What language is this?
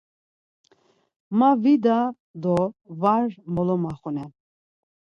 Laz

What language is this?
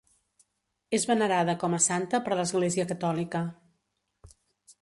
Catalan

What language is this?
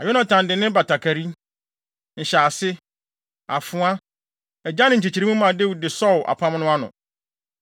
Akan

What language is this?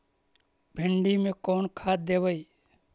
Magahi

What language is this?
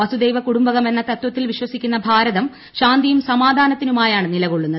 Malayalam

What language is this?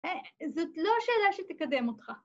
Hebrew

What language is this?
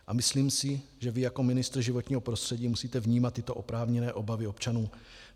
Czech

